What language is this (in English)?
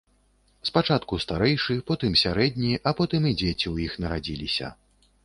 Belarusian